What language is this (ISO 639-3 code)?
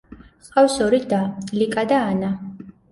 kat